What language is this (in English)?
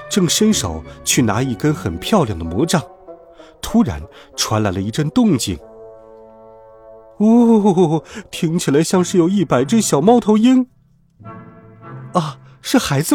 Chinese